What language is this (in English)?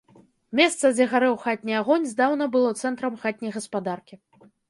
Belarusian